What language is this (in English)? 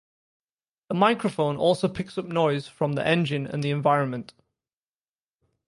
English